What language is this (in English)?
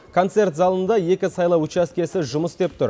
Kazakh